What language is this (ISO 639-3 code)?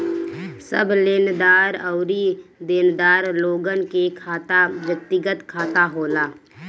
bho